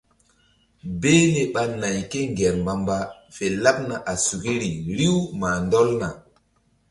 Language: Mbum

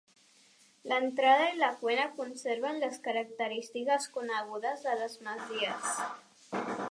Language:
Catalan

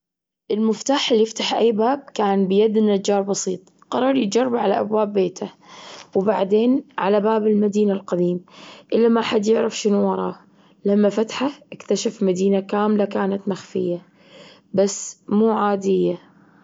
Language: Gulf Arabic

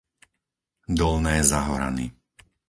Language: Slovak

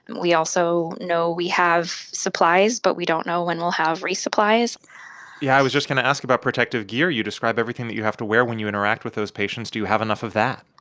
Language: English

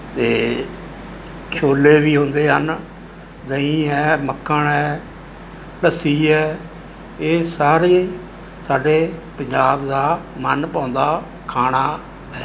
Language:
Punjabi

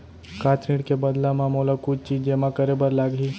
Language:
Chhattisgarhi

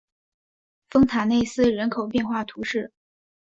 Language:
Chinese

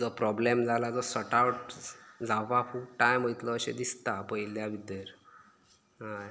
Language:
Konkani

